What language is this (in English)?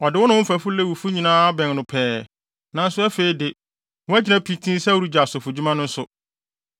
Akan